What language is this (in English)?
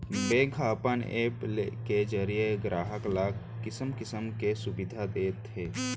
Chhattisgarhi